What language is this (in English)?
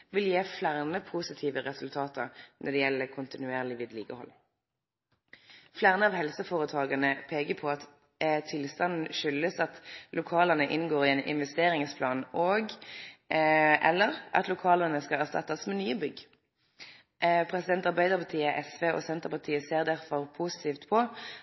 Norwegian Nynorsk